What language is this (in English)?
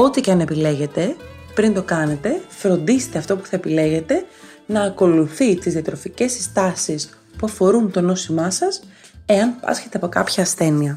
Greek